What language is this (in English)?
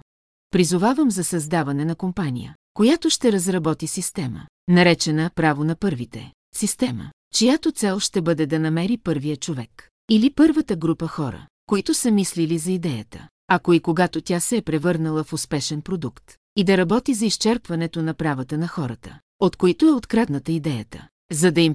Bulgarian